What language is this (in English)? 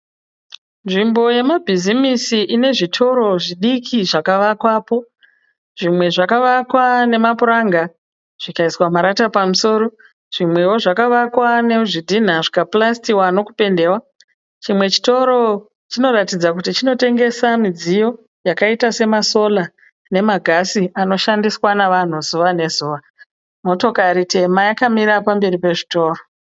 Shona